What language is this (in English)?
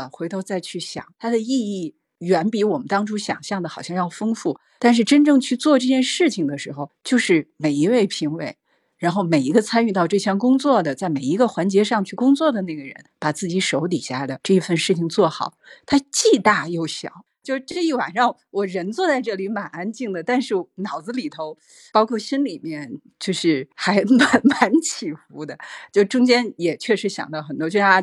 Chinese